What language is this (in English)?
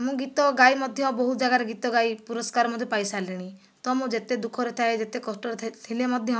Odia